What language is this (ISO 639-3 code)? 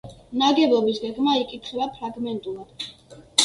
kat